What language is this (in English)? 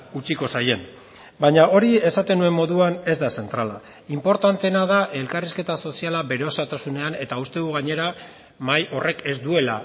Basque